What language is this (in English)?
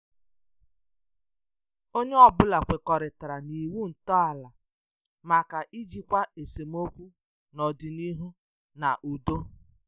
Igbo